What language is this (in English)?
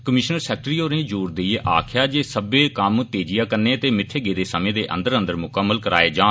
Dogri